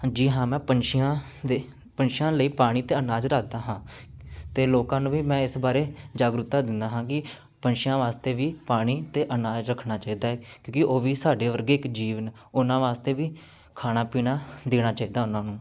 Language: Punjabi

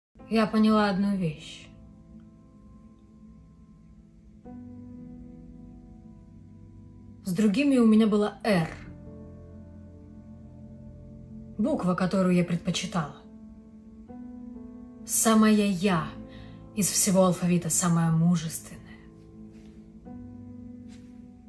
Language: Russian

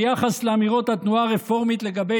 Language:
Hebrew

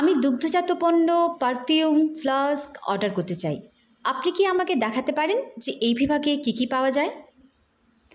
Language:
Bangla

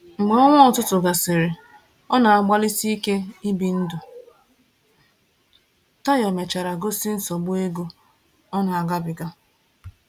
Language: Igbo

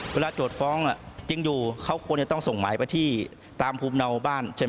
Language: Thai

